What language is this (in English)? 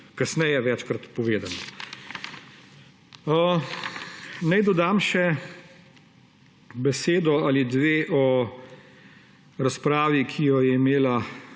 Slovenian